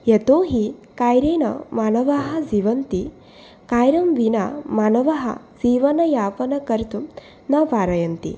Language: Sanskrit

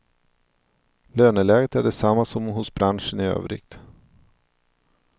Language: Swedish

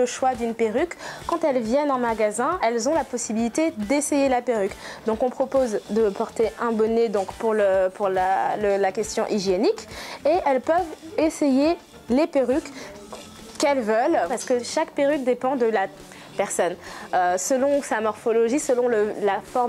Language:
French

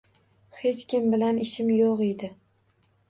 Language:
Uzbek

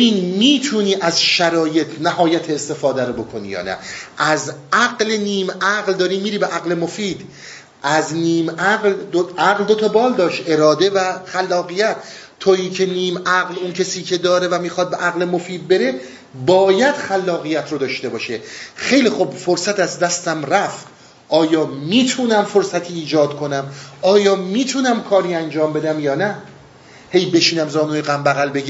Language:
Persian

